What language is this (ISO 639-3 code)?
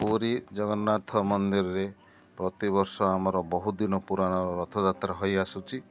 ori